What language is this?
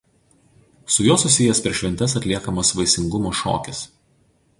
Lithuanian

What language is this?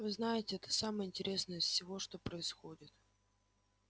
Russian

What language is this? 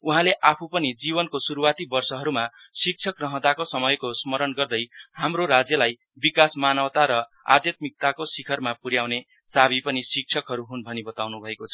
Nepali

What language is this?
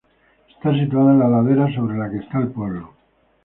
Spanish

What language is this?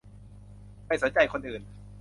Thai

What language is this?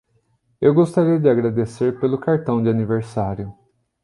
Portuguese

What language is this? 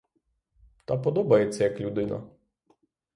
Ukrainian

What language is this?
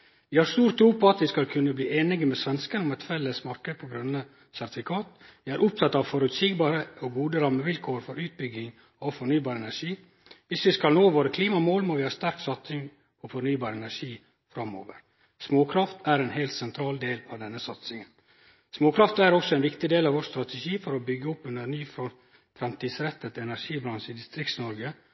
Norwegian Nynorsk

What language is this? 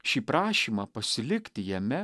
Lithuanian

